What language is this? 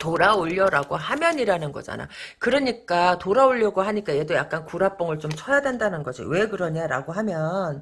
Korean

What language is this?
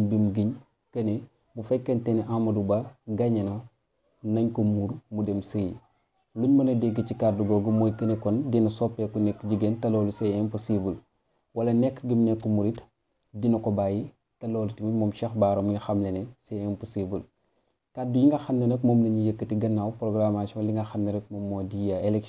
Indonesian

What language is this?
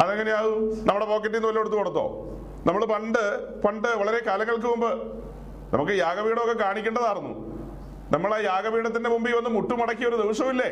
Malayalam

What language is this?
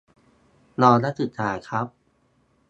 Thai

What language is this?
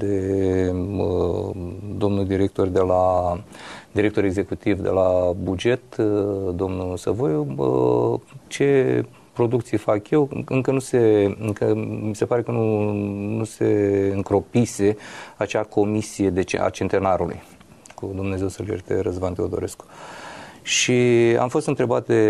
Romanian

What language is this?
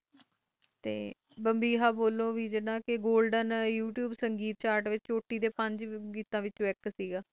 Punjabi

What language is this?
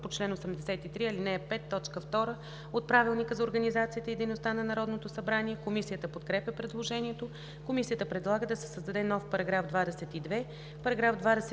Bulgarian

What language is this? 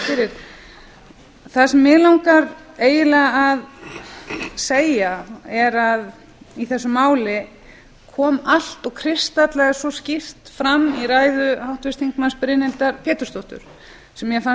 Icelandic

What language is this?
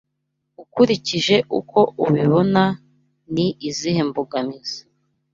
Kinyarwanda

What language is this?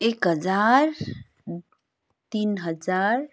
Nepali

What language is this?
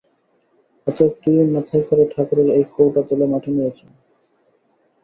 Bangla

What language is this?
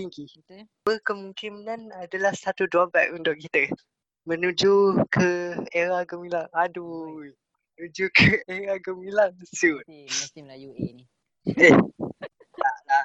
Malay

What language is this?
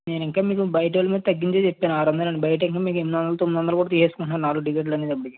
Telugu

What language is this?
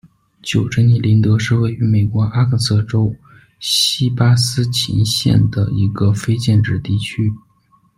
Chinese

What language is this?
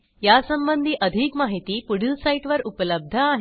Marathi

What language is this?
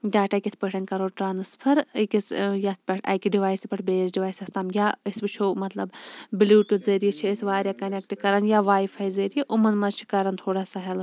Kashmiri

